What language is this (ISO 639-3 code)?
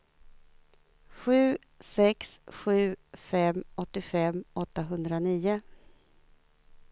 swe